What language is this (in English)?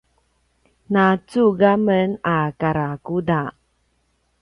Paiwan